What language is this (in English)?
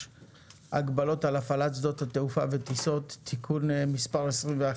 Hebrew